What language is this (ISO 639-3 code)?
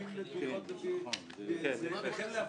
heb